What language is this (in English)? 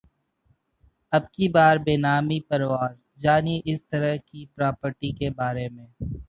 Hindi